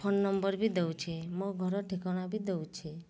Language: Odia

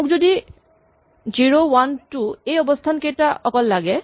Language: Assamese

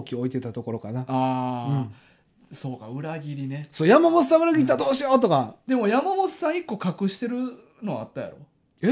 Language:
Japanese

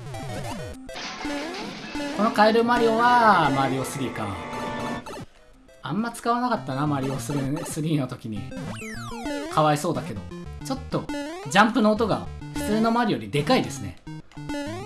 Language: Japanese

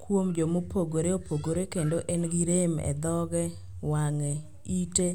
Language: Luo (Kenya and Tanzania)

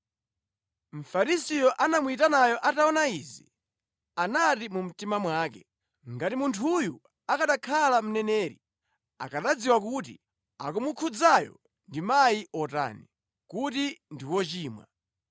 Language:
Nyanja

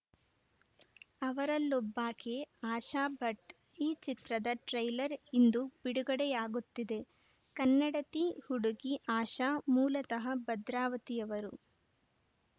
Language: Kannada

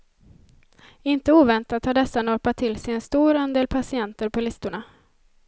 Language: Swedish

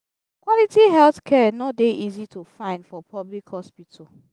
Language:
Nigerian Pidgin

